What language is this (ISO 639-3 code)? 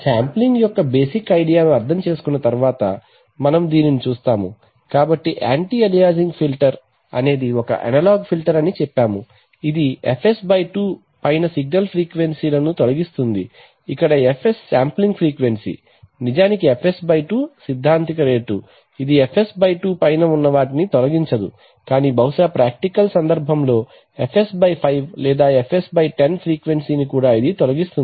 tel